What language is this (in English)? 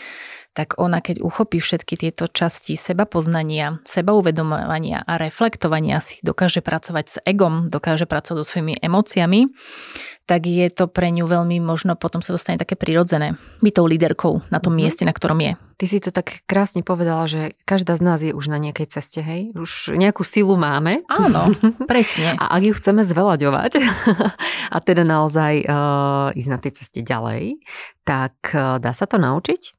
Slovak